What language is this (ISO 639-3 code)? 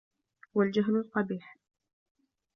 ara